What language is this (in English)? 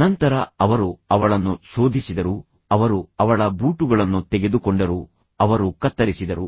Kannada